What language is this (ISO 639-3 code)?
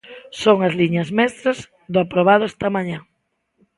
glg